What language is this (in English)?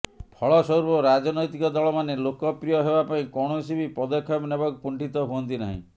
Odia